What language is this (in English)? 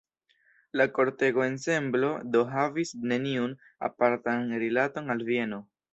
Esperanto